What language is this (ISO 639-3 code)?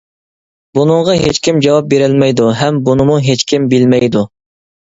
uig